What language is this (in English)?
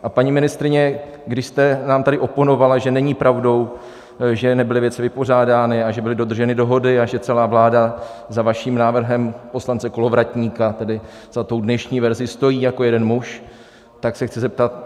Czech